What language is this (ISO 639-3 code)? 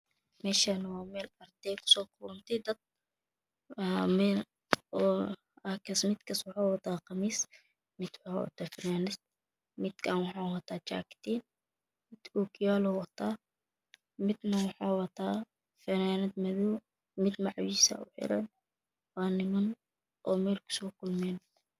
som